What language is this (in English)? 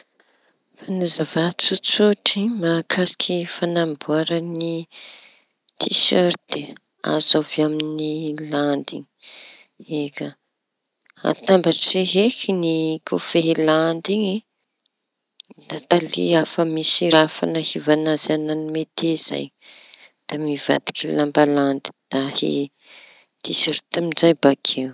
Tanosy Malagasy